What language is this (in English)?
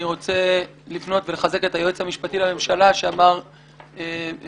Hebrew